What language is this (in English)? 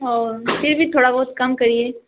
Urdu